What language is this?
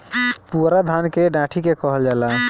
Bhojpuri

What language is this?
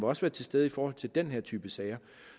Danish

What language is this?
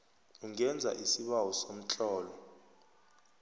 South Ndebele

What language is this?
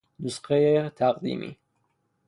Persian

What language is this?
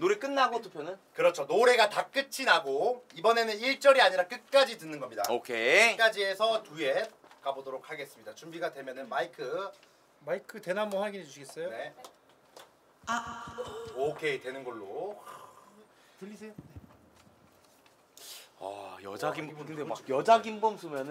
Korean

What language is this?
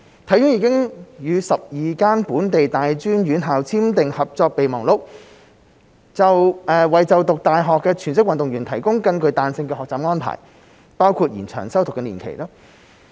Cantonese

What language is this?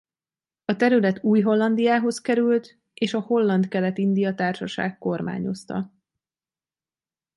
Hungarian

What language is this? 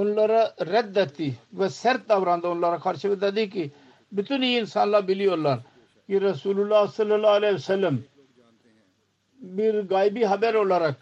Turkish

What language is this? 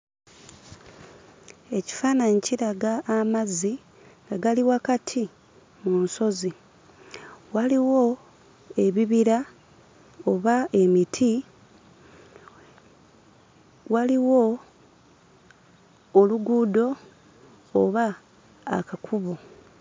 Ganda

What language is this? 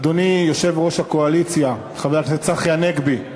Hebrew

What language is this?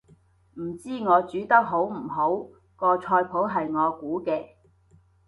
Cantonese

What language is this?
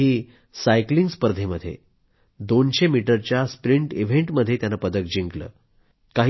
Marathi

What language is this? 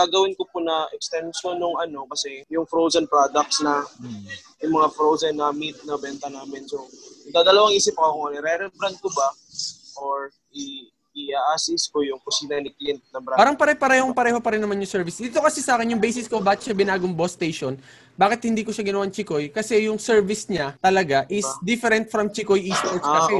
Filipino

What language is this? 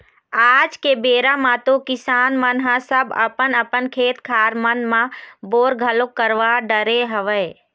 Chhattisgarhi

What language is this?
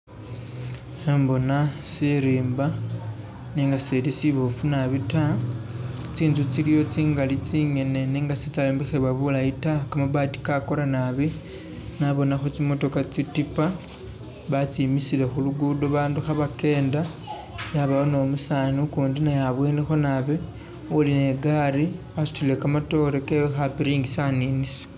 Masaaba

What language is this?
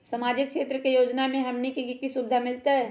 Magahi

